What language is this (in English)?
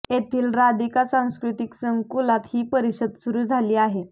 Marathi